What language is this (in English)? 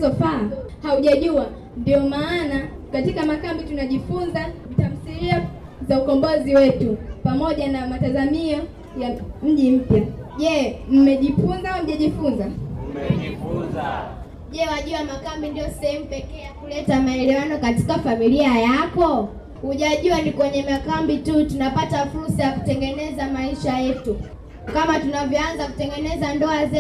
Swahili